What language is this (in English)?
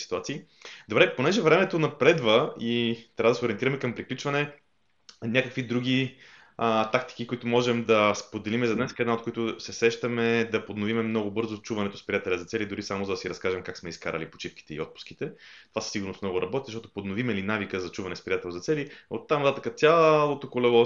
Bulgarian